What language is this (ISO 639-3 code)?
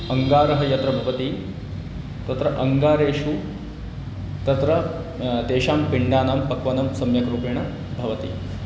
san